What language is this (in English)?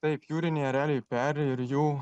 Lithuanian